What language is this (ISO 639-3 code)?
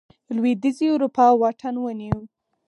pus